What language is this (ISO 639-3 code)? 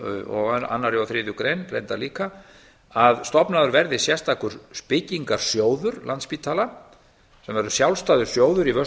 isl